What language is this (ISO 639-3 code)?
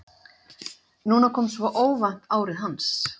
isl